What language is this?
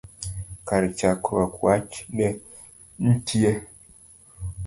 Luo (Kenya and Tanzania)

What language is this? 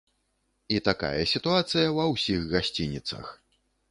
Belarusian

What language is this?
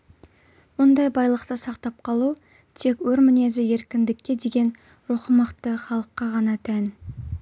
Kazakh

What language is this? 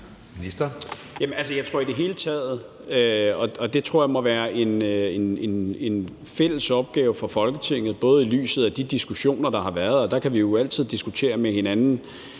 Danish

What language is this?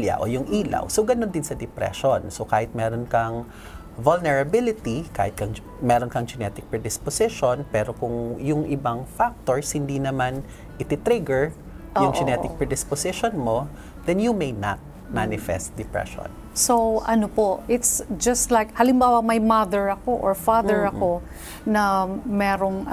Filipino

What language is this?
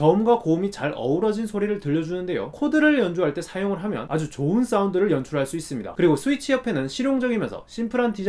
Korean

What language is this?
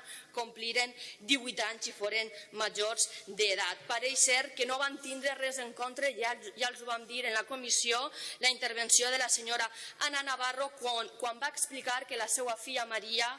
Catalan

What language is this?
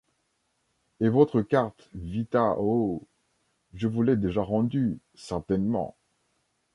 French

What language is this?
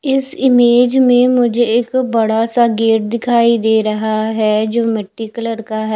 Hindi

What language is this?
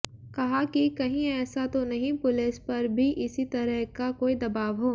Hindi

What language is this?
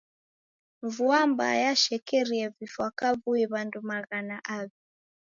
Taita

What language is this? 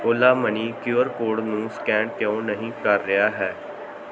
Punjabi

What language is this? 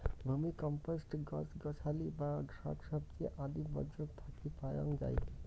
Bangla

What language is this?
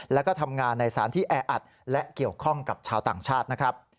Thai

